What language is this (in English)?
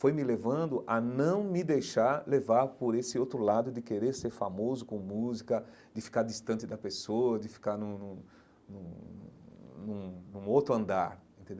Portuguese